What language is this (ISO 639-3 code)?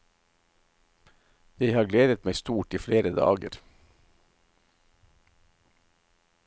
nor